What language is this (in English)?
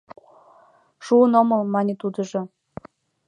Mari